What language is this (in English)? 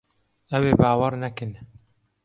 Kurdish